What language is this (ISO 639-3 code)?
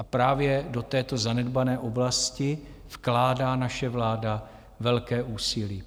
ces